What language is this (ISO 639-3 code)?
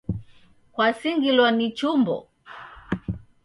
dav